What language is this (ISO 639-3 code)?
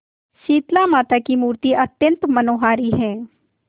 hin